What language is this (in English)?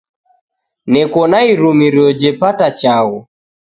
Taita